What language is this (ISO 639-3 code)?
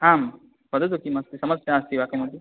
san